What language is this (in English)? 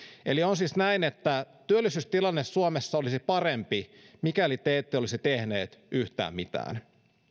Finnish